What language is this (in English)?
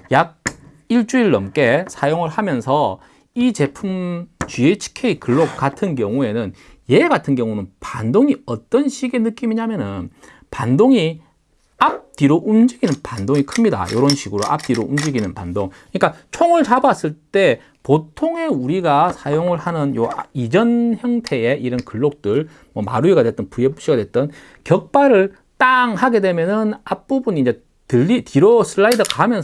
Korean